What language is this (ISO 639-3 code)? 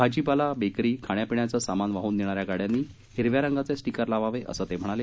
mar